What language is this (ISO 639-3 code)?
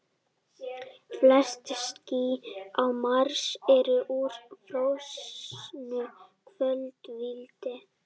isl